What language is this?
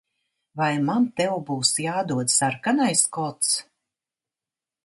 Latvian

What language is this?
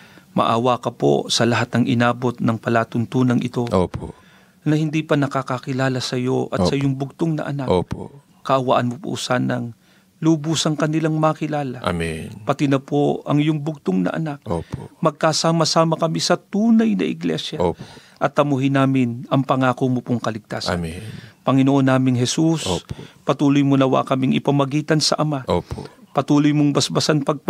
Filipino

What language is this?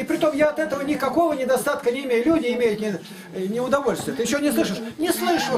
Russian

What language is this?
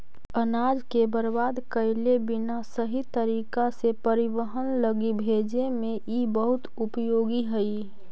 Magahi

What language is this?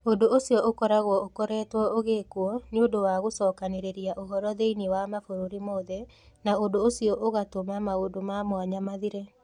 Kikuyu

